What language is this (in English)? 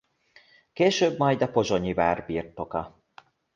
Hungarian